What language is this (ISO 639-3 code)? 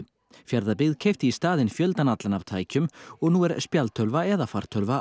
isl